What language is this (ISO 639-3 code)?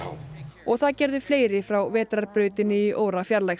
isl